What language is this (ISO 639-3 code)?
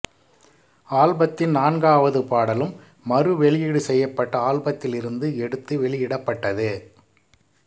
tam